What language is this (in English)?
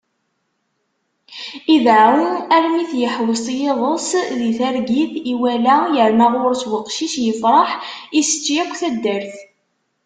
Kabyle